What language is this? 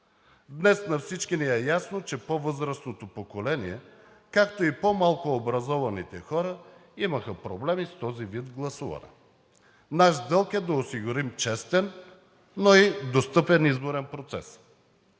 Bulgarian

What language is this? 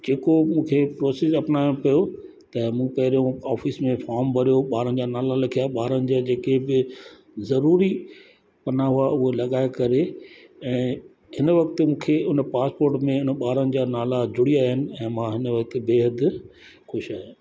Sindhi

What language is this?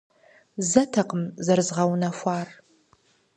Kabardian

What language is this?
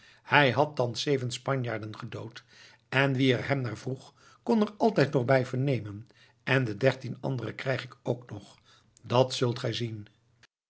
Dutch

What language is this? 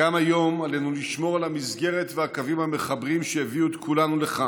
Hebrew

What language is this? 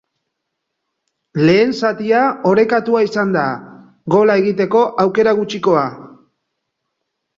Basque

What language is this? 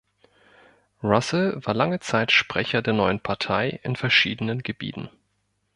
German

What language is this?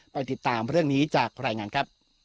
Thai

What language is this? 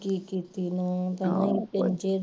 Punjabi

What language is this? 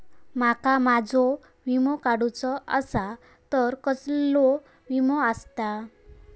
Marathi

